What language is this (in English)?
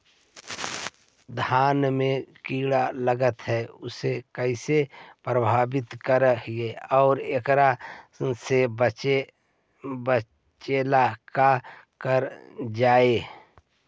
Magahi